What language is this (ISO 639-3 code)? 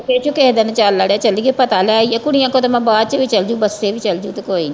pan